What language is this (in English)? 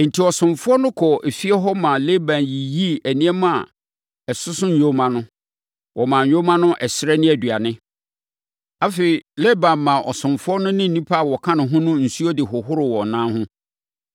Akan